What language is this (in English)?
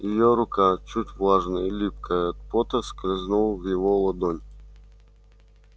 Russian